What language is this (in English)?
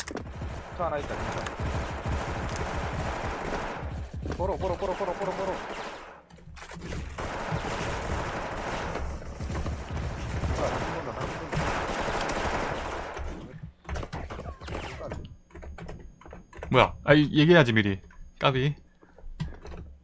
Korean